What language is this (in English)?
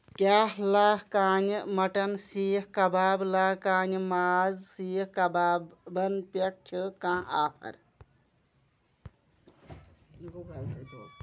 Kashmiri